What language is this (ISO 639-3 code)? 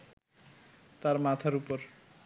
ben